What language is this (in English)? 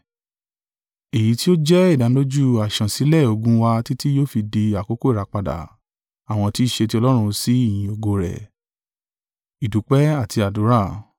Yoruba